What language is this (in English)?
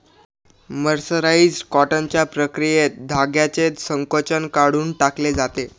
Marathi